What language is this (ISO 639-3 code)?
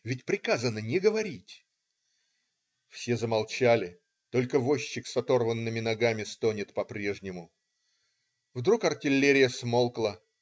rus